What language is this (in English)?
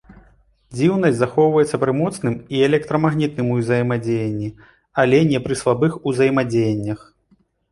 Belarusian